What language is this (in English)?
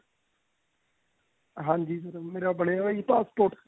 Punjabi